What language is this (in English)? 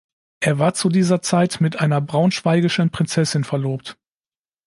German